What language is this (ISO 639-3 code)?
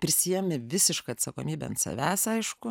lit